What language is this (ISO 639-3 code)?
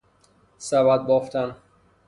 fas